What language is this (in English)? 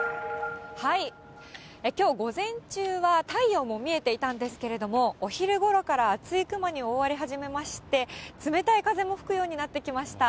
Japanese